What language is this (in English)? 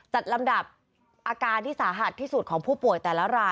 Thai